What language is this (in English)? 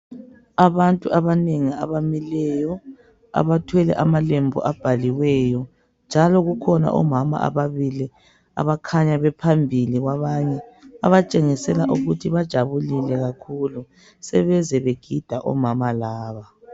North Ndebele